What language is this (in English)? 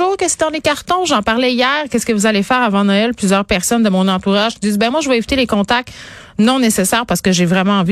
French